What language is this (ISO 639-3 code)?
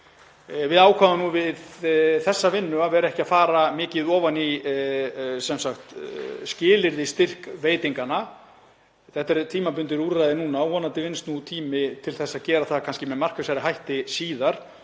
isl